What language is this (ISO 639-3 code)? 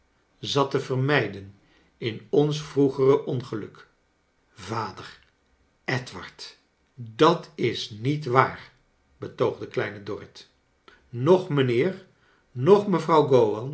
nld